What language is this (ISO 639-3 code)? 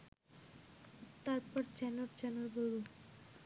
ben